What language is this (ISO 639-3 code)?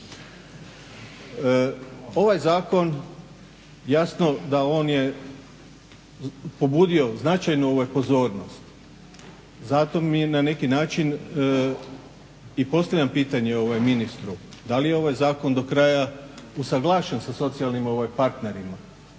hrv